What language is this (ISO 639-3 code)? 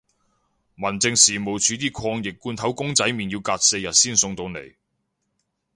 yue